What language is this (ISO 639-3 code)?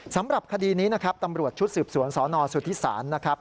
tha